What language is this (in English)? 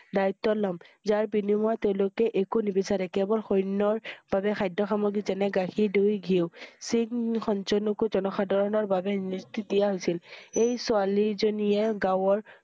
Assamese